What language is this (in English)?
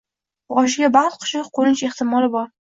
Uzbek